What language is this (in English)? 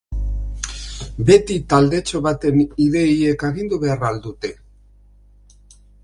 Basque